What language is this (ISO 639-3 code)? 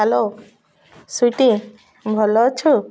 ori